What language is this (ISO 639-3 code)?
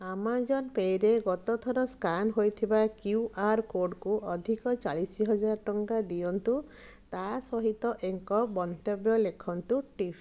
ori